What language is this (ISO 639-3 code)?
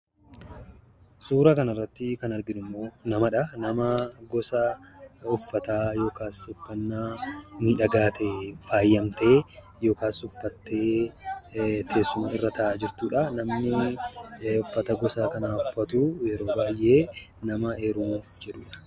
orm